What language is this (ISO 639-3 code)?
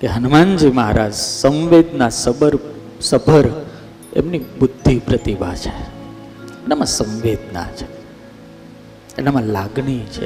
guj